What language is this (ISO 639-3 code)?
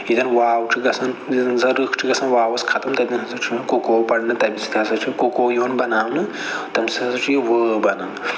kas